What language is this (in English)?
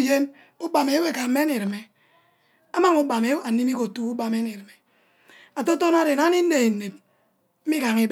Ubaghara